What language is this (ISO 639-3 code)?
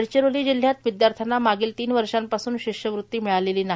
mar